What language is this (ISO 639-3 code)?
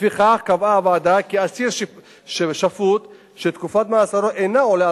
heb